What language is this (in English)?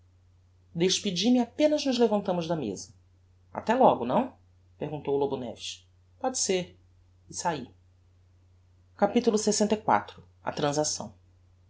Portuguese